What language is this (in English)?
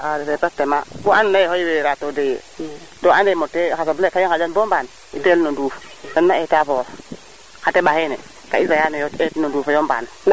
Serer